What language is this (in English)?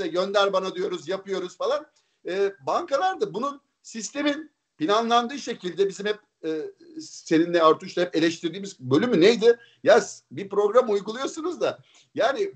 Turkish